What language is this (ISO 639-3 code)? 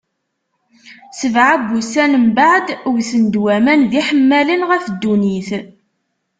kab